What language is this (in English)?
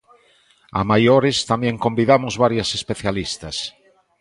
Galician